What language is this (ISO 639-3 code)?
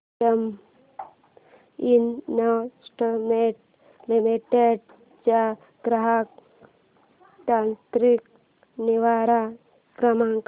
mar